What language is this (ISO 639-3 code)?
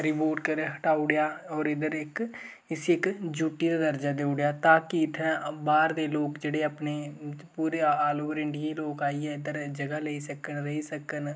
doi